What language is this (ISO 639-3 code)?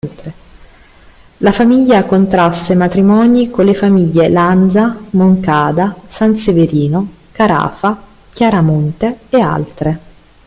ita